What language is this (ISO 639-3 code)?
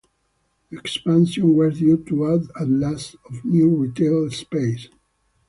eng